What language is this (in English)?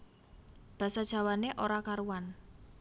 Javanese